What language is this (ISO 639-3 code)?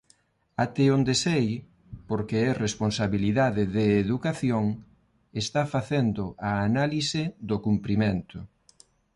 glg